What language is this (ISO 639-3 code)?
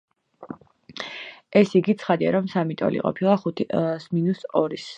kat